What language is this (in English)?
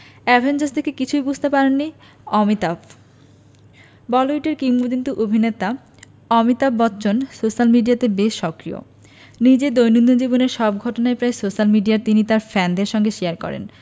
Bangla